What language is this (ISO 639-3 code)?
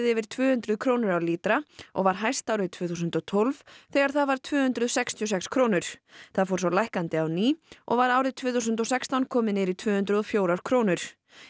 isl